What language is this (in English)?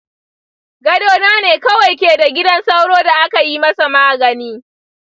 Hausa